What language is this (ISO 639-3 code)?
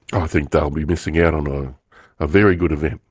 eng